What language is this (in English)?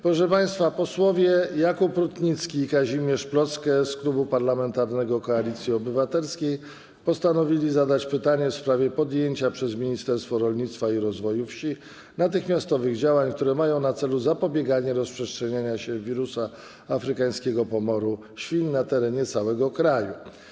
Polish